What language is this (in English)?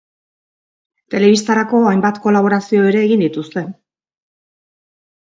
Basque